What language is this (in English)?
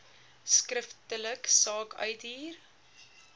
Afrikaans